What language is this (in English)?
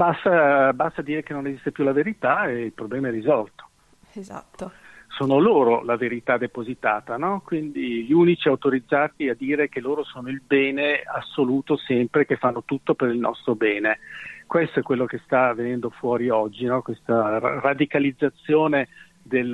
Italian